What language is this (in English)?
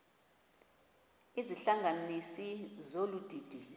Xhosa